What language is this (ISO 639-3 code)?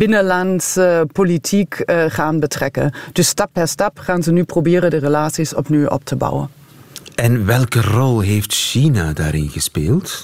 nld